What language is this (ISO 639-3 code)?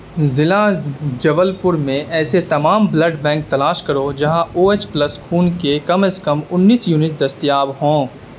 urd